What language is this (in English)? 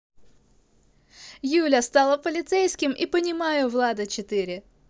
Russian